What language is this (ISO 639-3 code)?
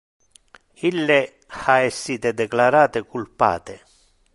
ina